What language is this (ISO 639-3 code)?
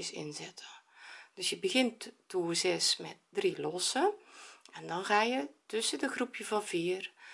nld